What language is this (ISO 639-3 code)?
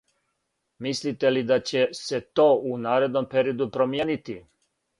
srp